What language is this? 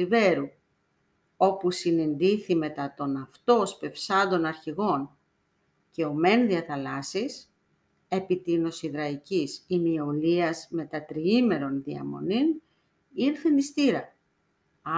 Greek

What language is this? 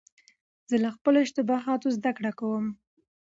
Pashto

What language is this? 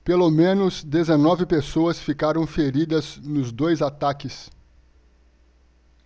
Portuguese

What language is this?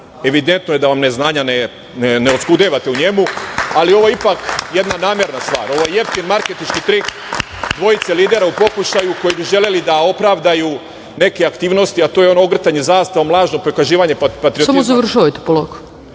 Serbian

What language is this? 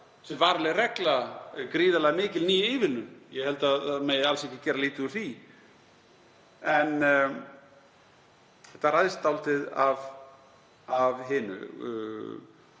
Icelandic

